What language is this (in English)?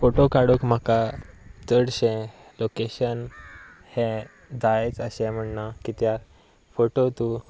Konkani